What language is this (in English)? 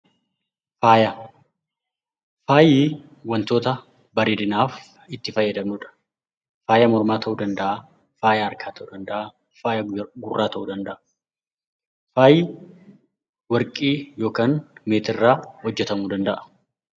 Oromo